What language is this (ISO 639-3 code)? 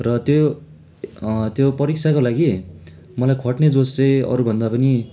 nep